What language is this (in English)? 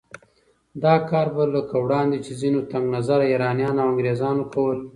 Pashto